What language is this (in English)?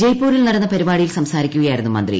Malayalam